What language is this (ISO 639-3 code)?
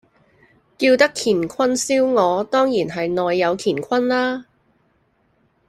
yue